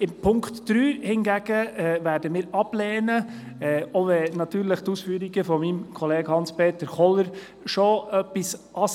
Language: Swiss German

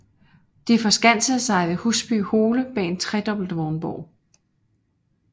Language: Danish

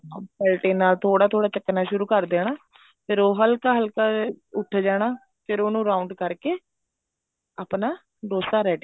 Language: Punjabi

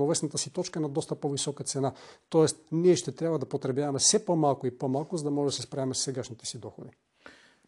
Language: Bulgarian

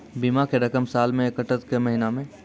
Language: Maithili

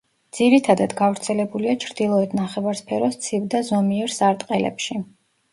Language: Georgian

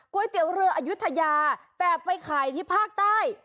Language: Thai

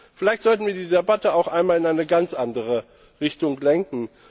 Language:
German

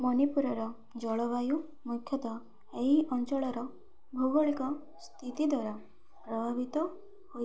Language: Odia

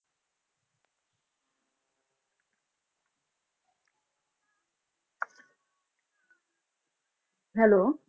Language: Punjabi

